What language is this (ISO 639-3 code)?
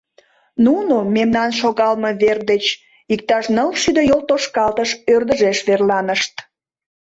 chm